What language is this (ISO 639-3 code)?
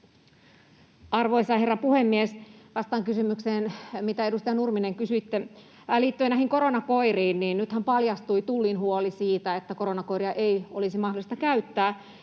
fin